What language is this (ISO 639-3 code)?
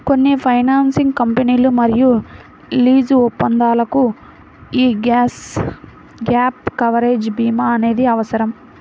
tel